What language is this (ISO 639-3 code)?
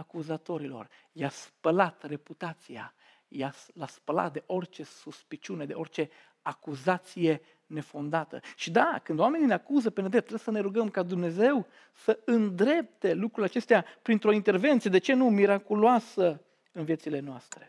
ron